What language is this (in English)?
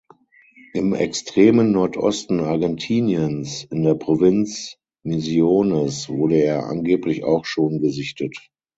German